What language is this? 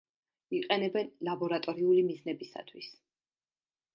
Georgian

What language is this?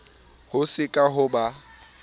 Southern Sotho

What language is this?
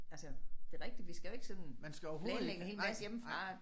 Danish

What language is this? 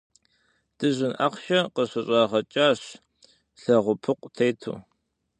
Kabardian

